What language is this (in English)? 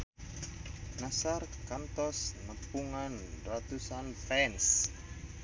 Sundanese